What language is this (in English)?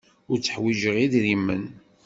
Kabyle